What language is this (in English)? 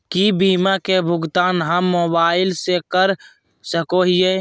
Magahi